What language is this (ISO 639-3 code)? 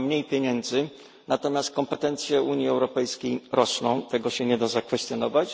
pol